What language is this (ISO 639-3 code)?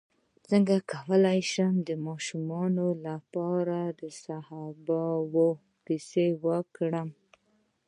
pus